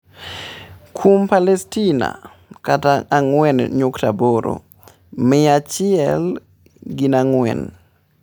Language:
Luo (Kenya and Tanzania)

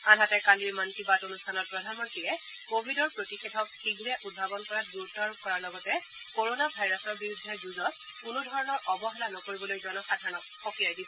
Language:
Assamese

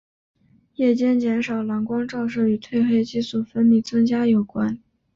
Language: Chinese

